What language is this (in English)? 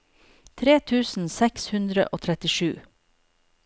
Norwegian